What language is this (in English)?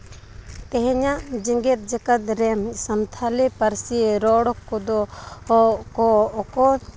Santali